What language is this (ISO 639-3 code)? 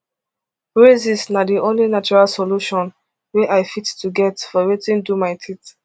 pcm